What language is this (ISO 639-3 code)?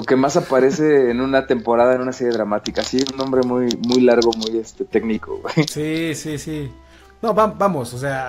spa